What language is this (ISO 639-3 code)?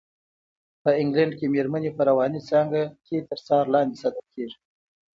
pus